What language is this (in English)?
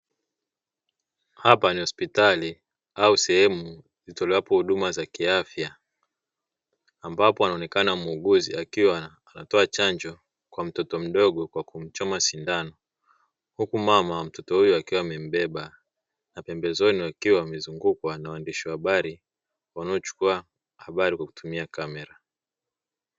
Swahili